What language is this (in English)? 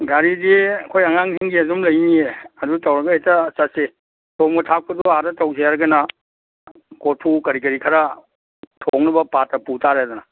Manipuri